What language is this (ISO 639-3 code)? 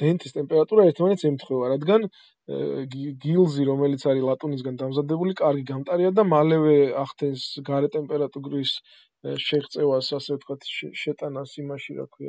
ron